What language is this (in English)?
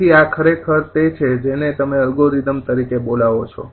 Gujarati